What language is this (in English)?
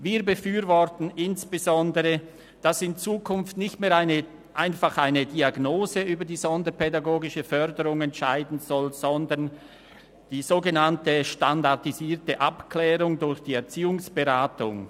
Swiss German